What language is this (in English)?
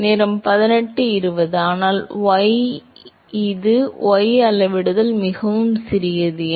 Tamil